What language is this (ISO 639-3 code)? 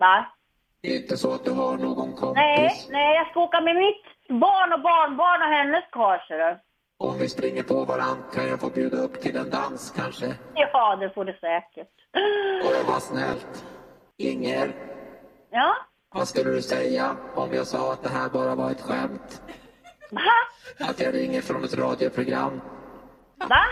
swe